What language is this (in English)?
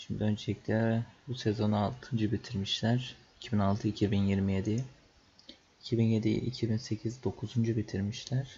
Turkish